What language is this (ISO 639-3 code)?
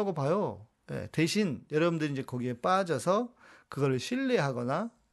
kor